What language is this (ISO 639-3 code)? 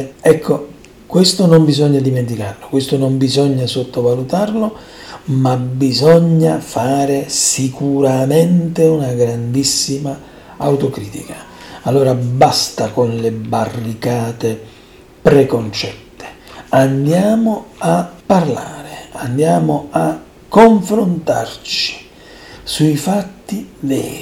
ita